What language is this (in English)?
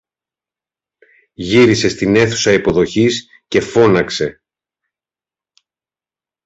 Greek